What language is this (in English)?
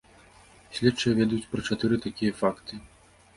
Belarusian